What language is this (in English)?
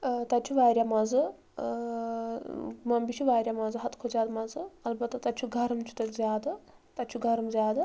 Kashmiri